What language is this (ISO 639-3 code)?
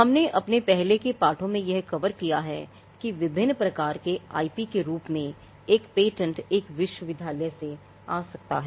hin